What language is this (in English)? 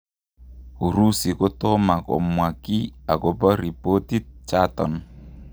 Kalenjin